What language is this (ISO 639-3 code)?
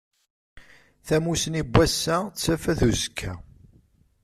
kab